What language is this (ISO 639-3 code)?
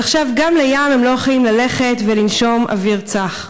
heb